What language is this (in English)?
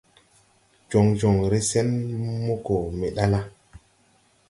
Tupuri